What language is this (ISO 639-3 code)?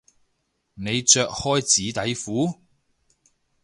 yue